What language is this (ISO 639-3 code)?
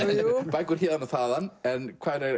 isl